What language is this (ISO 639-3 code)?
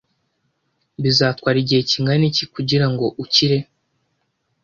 kin